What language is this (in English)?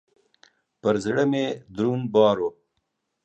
Pashto